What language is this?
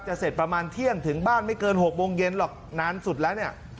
Thai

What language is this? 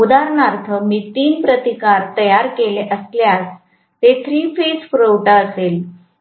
Marathi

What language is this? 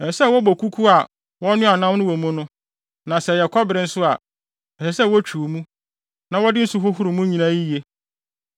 Akan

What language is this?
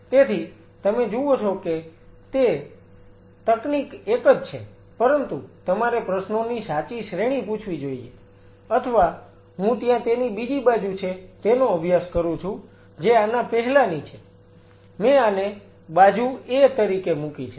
Gujarati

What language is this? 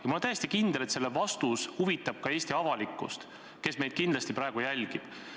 Estonian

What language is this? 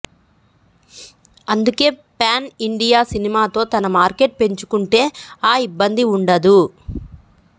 Telugu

